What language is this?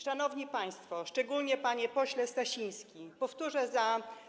Polish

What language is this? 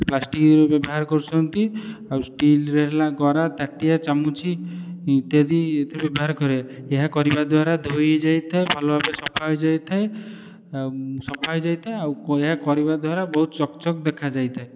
Odia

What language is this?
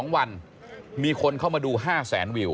Thai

